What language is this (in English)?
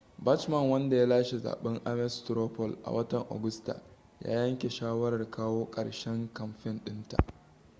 Hausa